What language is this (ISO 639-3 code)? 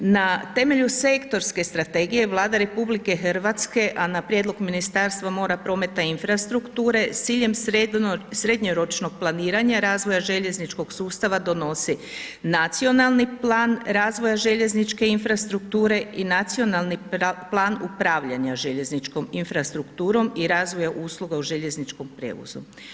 hrv